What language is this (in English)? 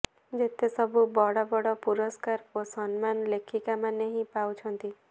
Odia